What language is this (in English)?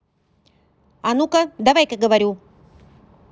Russian